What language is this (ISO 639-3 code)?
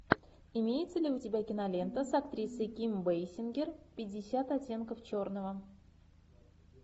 rus